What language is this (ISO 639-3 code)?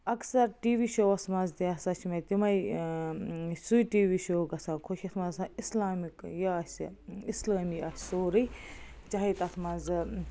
kas